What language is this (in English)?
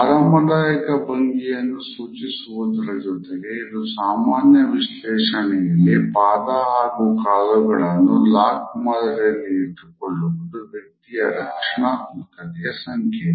Kannada